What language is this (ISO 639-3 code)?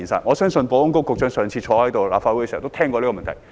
yue